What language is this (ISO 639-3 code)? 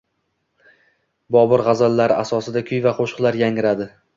uzb